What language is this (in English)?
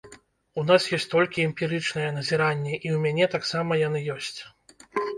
Belarusian